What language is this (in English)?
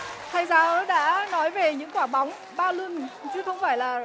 Vietnamese